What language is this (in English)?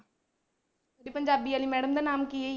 Punjabi